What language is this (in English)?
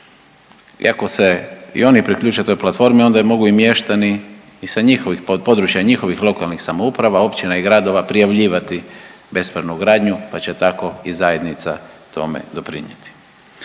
Croatian